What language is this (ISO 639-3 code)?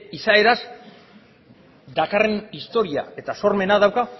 eus